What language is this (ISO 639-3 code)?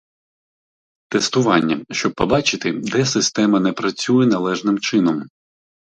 ukr